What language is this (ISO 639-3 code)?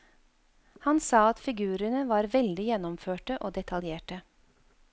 nor